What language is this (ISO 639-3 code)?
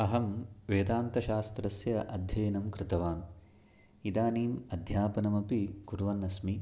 san